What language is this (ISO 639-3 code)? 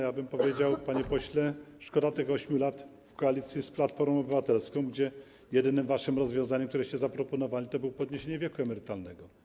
pol